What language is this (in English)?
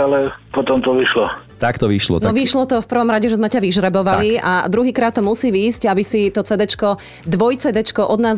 Slovak